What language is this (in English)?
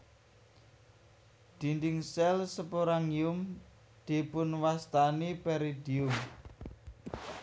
Javanese